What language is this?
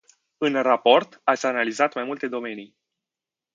Romanian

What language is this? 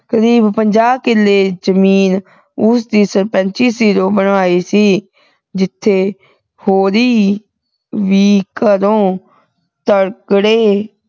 Punjabi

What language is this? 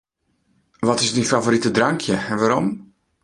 Western Frisian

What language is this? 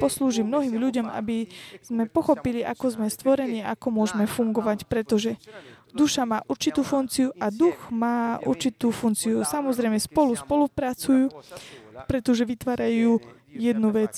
Slovak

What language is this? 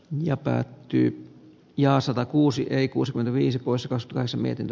Finnish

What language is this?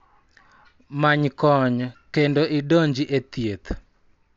Luo (Kenya and Tanzania)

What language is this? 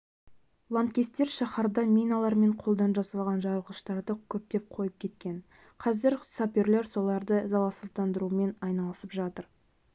Kazakh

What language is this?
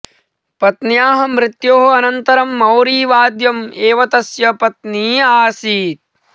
Sanskrit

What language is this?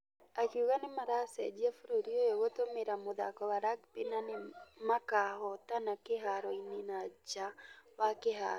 Kikuyu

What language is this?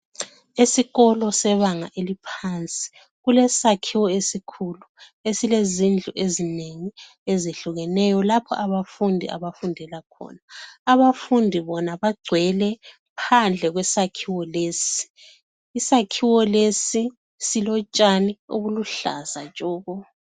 North Ndebele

